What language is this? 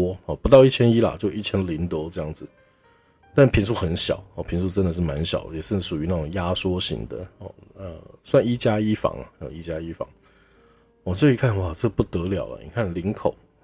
Chinese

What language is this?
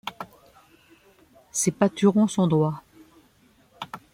French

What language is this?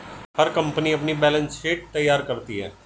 Hindi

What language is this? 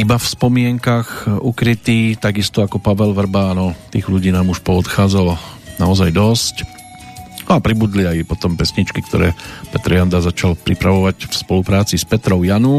Slovak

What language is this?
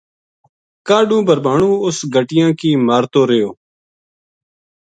Gujari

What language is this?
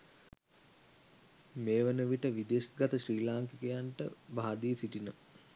Sinhala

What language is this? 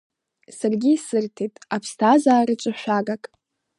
Abkhazian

